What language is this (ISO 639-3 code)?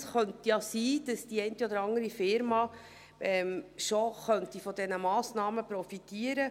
gsw